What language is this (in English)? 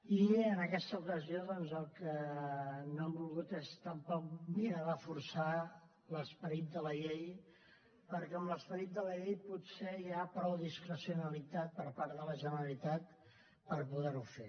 Catalan